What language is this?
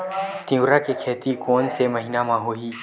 Chhattisgarhi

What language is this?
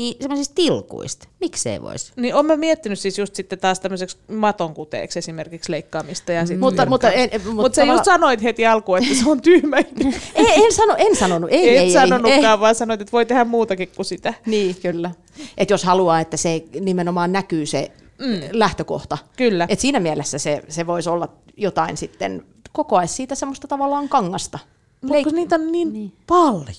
Finnish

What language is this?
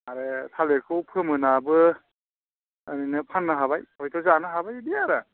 Bodo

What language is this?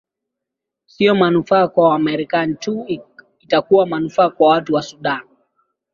Swahili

